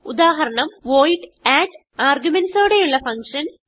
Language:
Malayalam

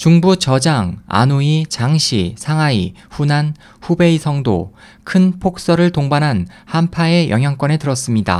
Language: Korean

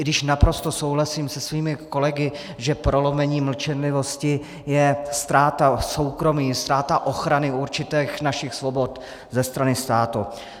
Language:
Czech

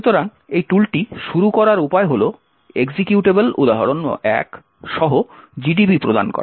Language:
Bangla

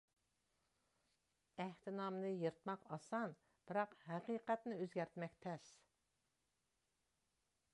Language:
Uyghur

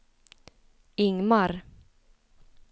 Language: Swedish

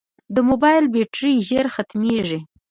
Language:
Pashto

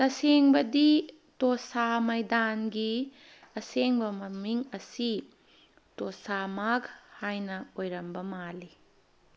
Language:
Manipuri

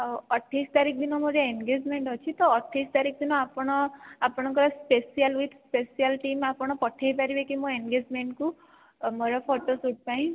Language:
Odia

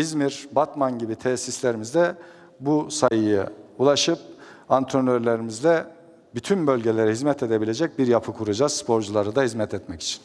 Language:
Turkish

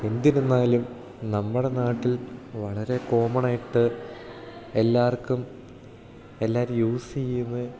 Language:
Malayalam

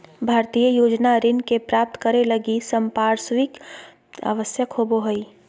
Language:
Magahi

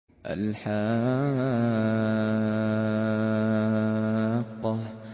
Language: Arabic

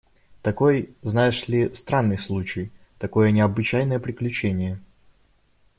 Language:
Russian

